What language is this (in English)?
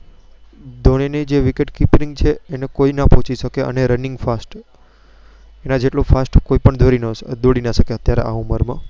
Gujarati